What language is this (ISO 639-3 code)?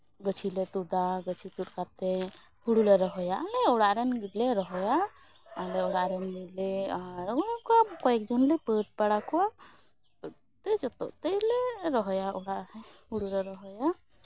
sat